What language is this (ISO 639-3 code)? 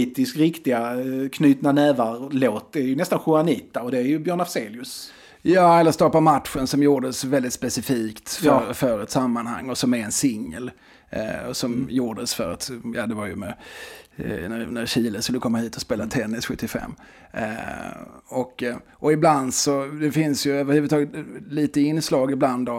swe